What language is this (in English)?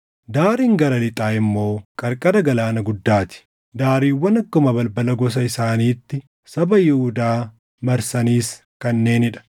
Oromo